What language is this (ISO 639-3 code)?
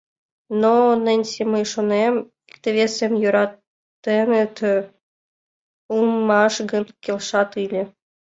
chm